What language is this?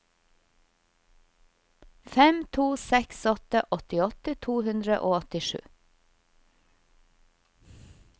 Norwegian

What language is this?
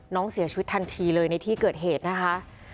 Thai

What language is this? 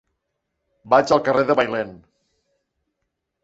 Catalan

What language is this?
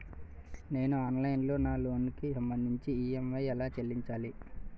Telugu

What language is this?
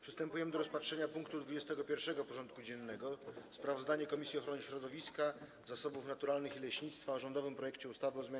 Polish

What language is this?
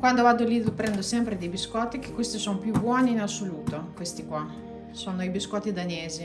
Italian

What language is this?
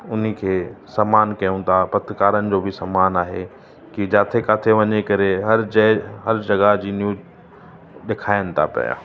Sindhi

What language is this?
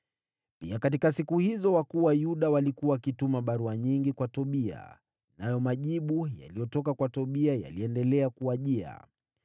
Swahili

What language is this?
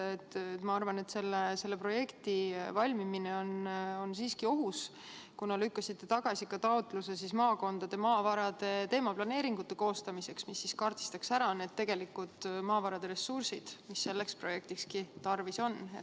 Estonian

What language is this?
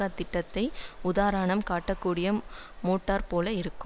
Tamil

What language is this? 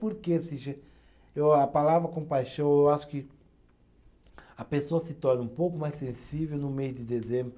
Portuguese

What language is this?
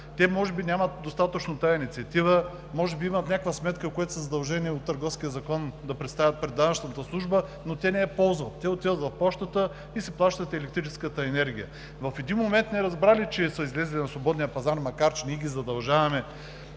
Bulgarian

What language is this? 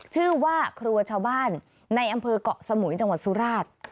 Thai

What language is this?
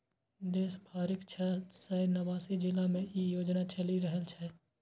Maithili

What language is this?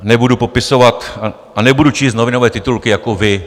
Czech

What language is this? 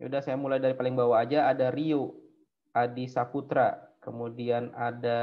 Indonesian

